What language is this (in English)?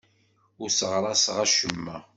Kabyle